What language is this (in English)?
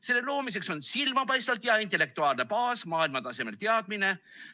Estonian